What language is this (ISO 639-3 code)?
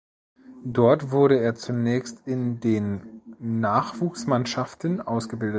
deu